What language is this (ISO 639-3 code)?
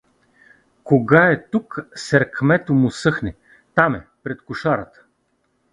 bul